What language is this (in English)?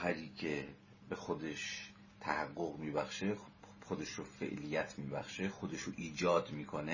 Persian